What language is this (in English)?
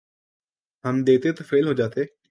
Urdu